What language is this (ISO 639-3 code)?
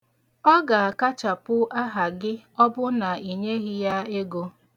ibo